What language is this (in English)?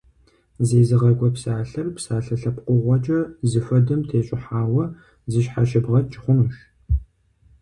Kabardian